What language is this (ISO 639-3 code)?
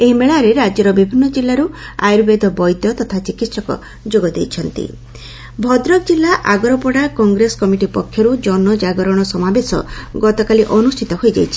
ori